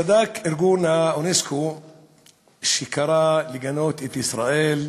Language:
Hebrew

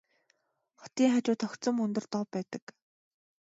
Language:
Mongolian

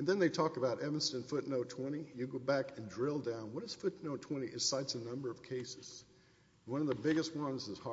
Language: English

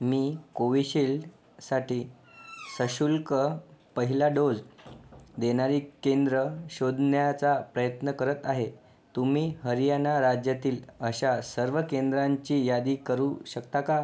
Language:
Marathi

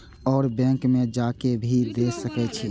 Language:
Maithili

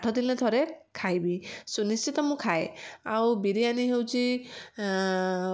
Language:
Odia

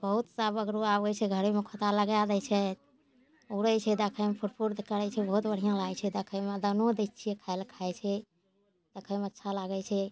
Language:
Maithili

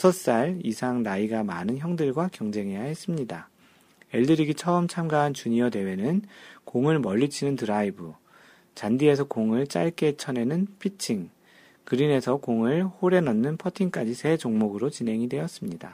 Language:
Korean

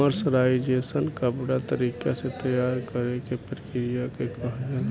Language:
Bhojpuri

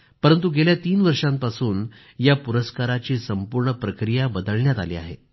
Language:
Marathi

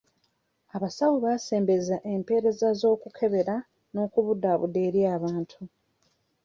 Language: Ganda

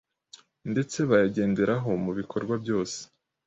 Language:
Kinyarwanda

